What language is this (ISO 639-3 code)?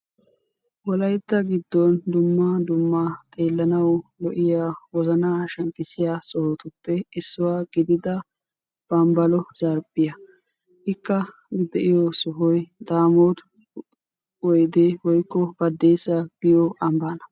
wal